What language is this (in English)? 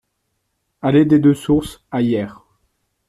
French